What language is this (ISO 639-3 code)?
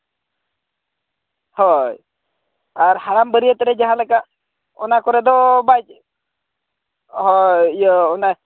sat